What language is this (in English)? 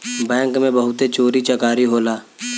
Bhojpuri